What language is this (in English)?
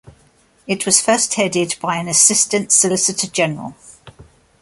English